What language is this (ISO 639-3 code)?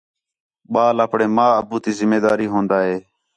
xhe